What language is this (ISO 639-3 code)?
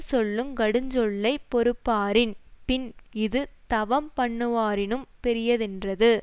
tam